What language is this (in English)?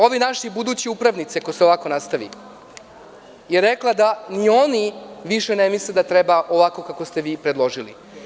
Serbian